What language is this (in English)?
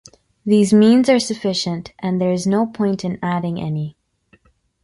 English